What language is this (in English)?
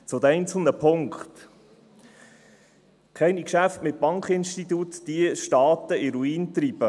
Swiss German